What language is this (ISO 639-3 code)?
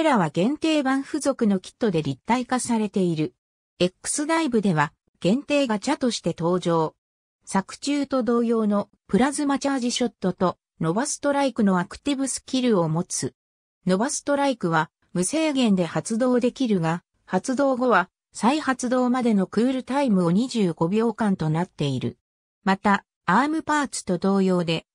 jpn